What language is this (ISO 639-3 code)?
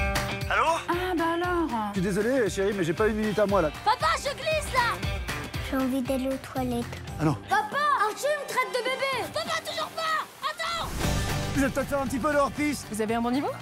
fra